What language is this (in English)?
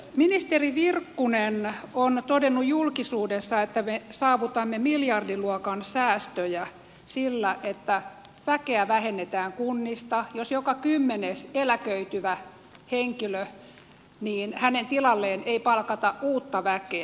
Finnish